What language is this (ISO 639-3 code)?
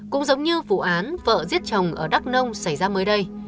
vie